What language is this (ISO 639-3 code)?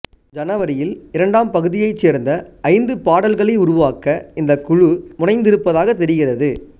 tam